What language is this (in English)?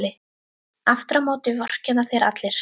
Icelandic